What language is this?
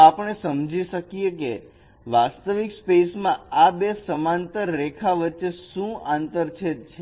Gujarati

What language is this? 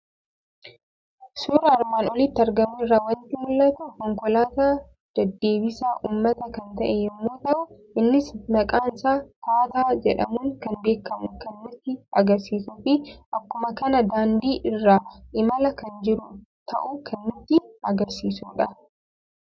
Oromo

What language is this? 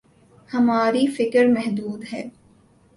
Urdu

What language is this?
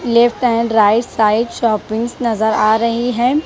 Hindi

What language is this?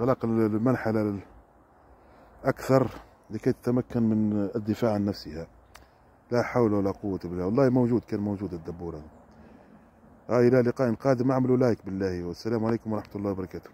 Arabic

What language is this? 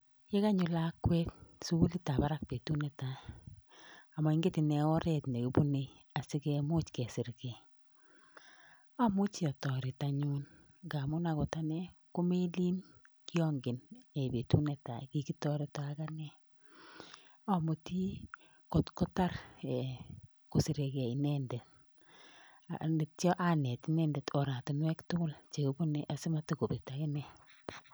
Kalenjin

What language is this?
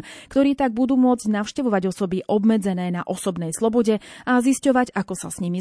Slovak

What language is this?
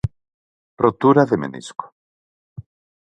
Galician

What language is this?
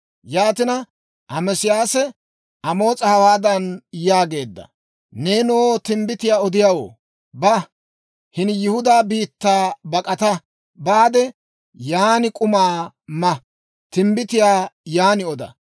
Dawro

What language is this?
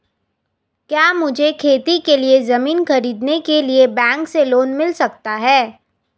Hindi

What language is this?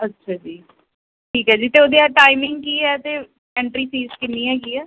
Punjabi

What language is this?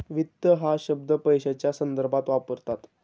Marathi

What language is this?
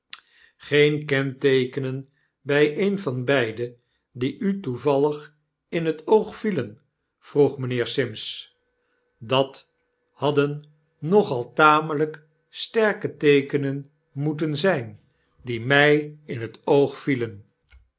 Dutch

